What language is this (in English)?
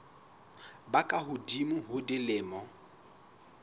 Southern Sotho